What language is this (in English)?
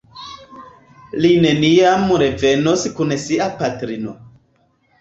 Esperanto